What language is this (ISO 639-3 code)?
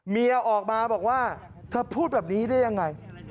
tha